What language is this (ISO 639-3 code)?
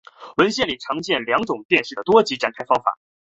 zho